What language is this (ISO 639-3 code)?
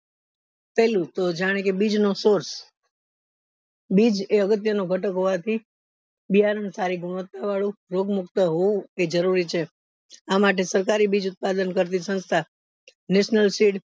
guj